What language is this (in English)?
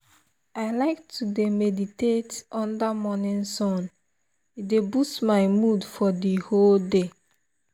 Nigerian Pidgin